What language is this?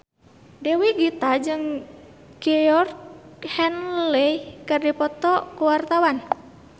Sundanese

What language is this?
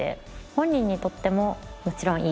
Japanese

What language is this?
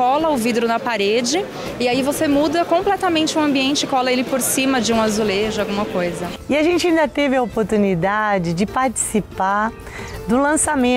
Portuguese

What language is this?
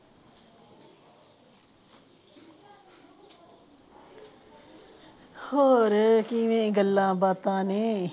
Punjabi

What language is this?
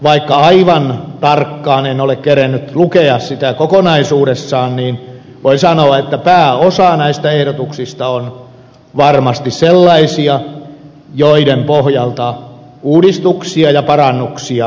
Finnish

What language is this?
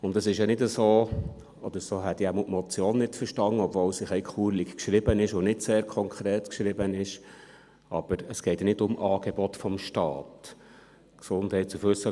Swiss German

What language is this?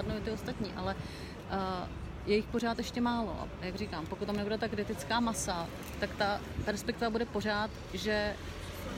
Czech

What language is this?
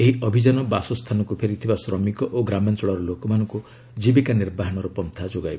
Odia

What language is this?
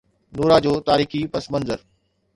Sindhi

